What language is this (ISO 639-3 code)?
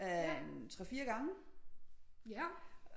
dan